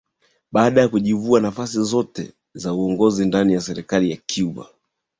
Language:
Swahili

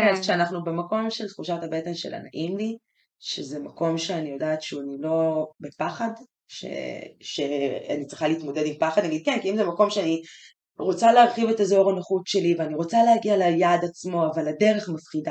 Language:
Hebrew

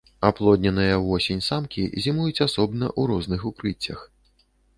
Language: Belarusian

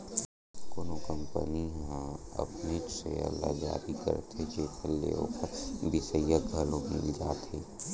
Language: Chhattisgarhi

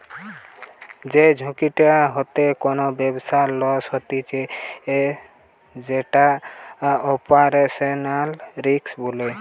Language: Bangla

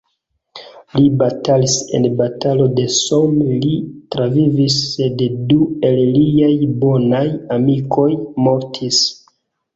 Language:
Esperanto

